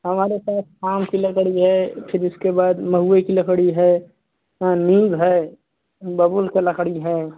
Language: Hindi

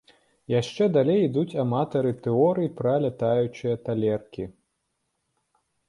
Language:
Belarusian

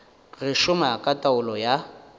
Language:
Northern Sotho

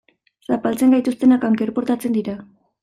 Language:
Basque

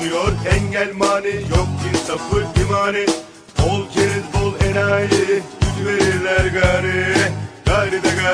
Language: Turkish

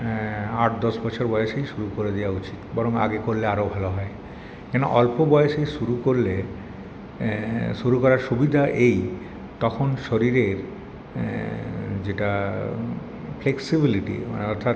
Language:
Bangla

